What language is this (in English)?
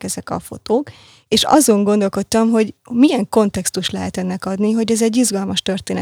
Hungarian